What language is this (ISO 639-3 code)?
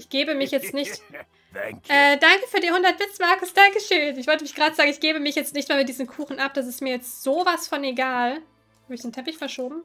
deu